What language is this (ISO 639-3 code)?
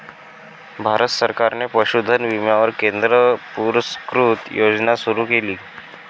mar